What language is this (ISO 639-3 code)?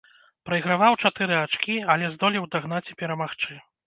bel